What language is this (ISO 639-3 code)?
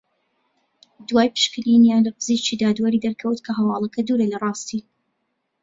ckb